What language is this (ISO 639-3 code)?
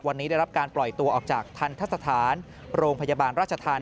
tha